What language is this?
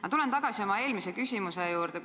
Estonian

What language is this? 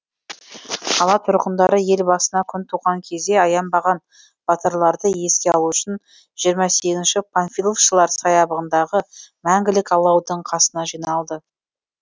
Kazakh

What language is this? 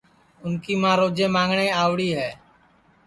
Sansi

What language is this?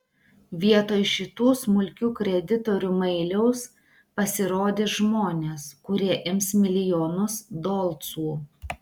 Lithuanian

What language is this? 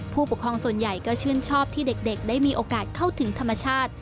Thai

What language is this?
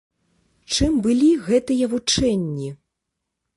Belarusian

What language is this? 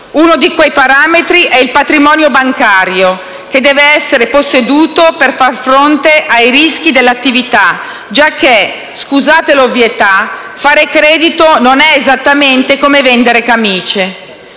Italian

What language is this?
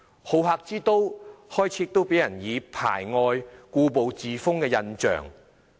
Cantonese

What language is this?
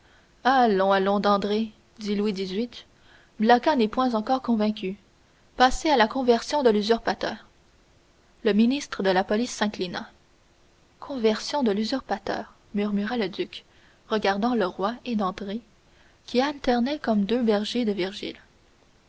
French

